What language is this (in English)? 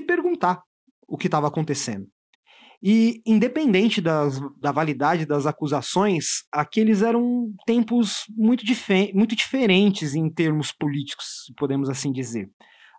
Portuguese